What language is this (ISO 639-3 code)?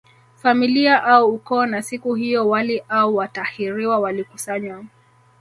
swa